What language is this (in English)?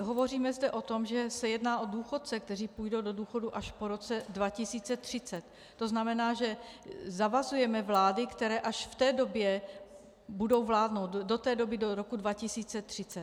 Czech